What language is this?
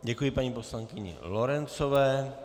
Czech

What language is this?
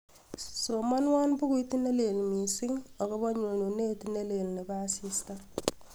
Kalenjin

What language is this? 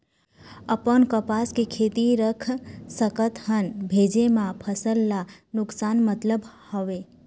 Chhattisgarhi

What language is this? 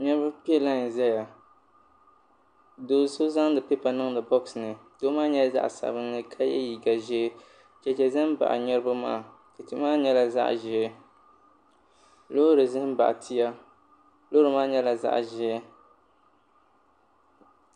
Dagbani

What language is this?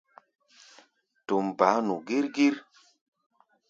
Gbaya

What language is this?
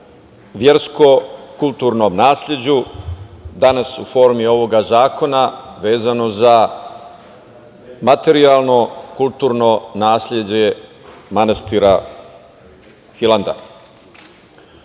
Serbian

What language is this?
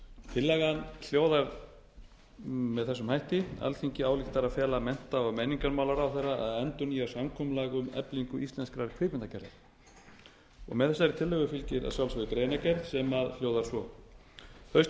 Icelandic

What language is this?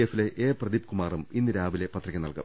Malayalam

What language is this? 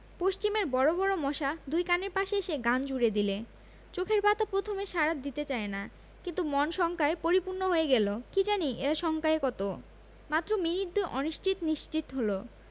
Bangla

